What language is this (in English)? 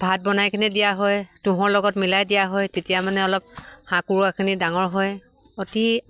Assamese